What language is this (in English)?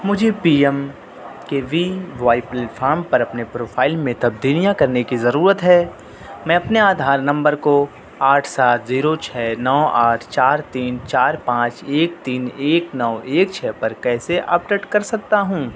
Urdu